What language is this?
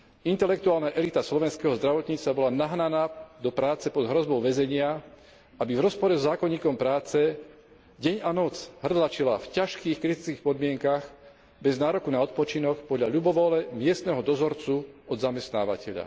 Slovak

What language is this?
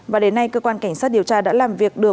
Vietnamese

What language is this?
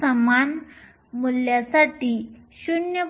Marathi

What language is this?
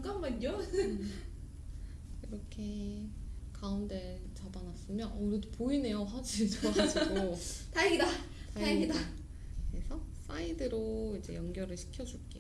Korean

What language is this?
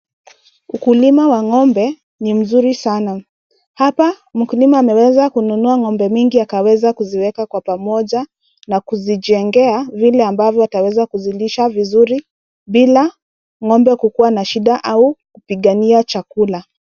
Swahili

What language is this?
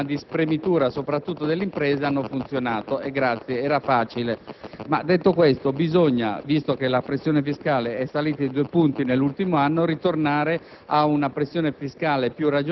Italian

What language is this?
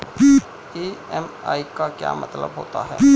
Hindi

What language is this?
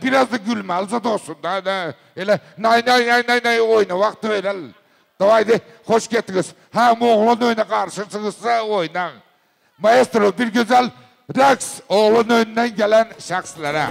Turkish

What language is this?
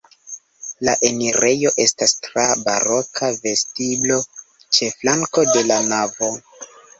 Esperanto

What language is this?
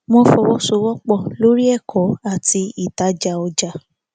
Yoruba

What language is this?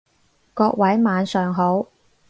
Cantonese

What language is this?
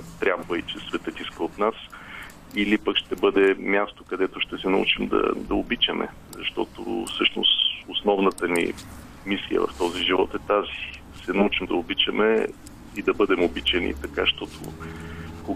Bulgarian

